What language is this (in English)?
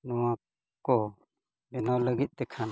Santali